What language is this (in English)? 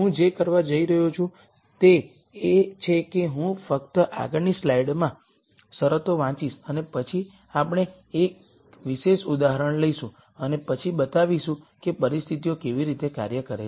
Gujarati